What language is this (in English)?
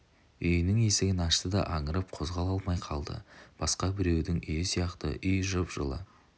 Kazakh